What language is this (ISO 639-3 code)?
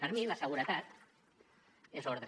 cat